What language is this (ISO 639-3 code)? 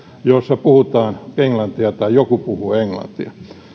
fin